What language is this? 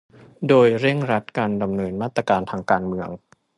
Thai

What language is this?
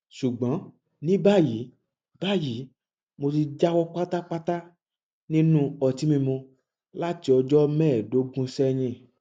Yoruba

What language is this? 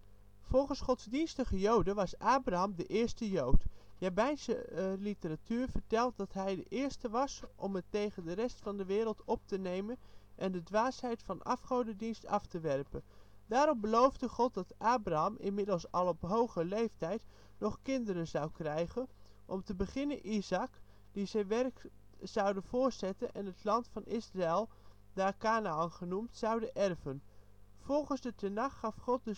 Dutch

